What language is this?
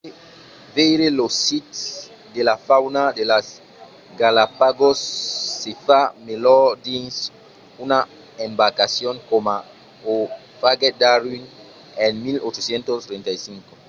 Occitan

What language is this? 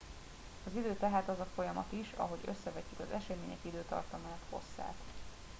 Hungarian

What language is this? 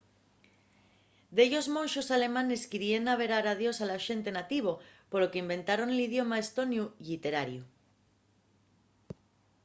Asturian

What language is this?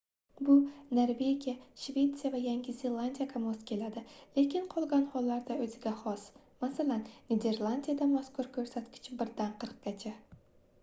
Uzbek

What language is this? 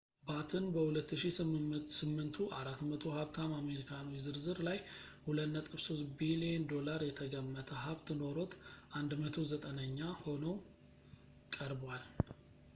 Amharic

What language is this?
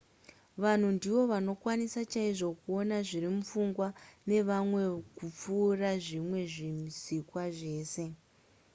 Shona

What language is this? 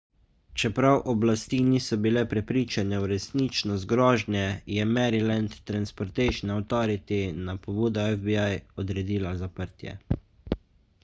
Slovenian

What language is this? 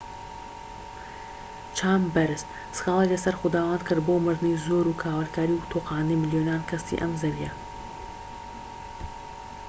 Central Kurdish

